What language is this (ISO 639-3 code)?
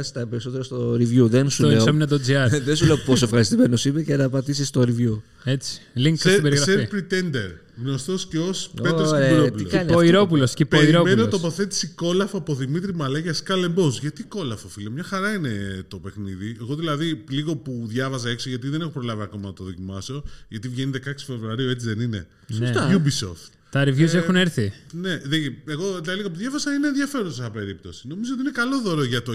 ell